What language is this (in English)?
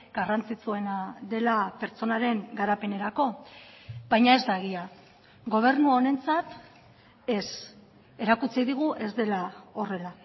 Basque